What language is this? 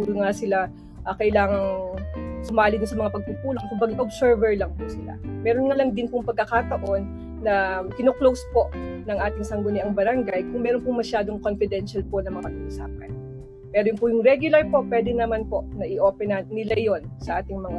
Filipino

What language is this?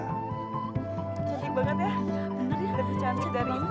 Indonesian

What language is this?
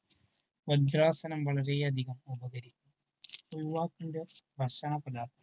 Malayalam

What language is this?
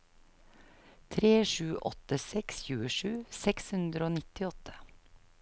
Norwegian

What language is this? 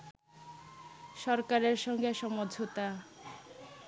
Bangla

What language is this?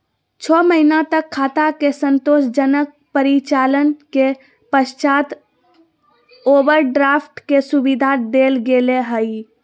Magahi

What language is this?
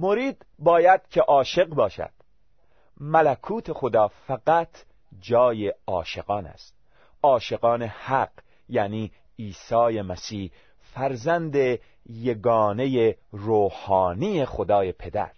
Persian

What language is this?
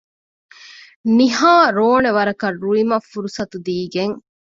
Divehi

